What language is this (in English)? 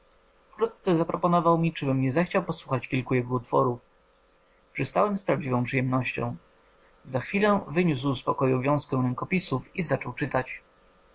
Polish